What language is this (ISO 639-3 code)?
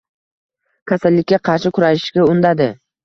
uzb